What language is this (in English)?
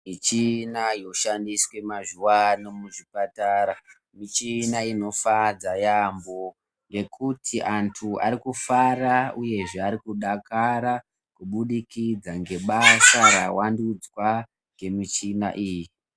Ndau